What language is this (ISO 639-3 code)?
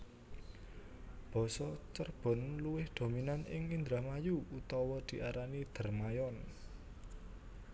jav